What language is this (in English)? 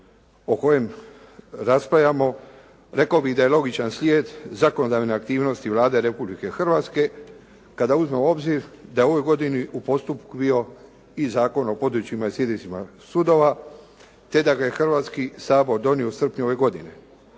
Croatian